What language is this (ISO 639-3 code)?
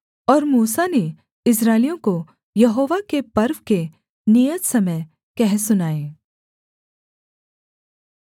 hin